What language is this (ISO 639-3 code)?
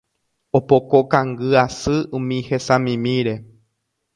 grn